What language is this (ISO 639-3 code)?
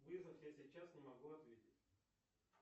rus